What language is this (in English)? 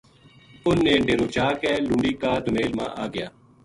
Gujari